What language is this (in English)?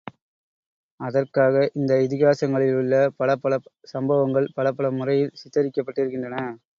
Tamil